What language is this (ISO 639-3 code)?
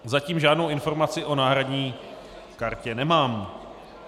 ces